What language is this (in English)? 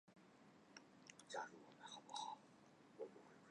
Chinese